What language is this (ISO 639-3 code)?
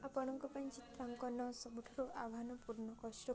ori